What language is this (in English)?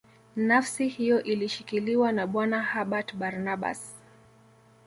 Swahili